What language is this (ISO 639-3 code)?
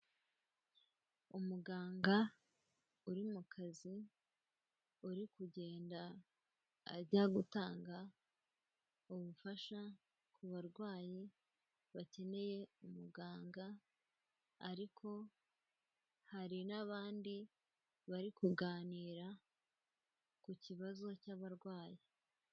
kin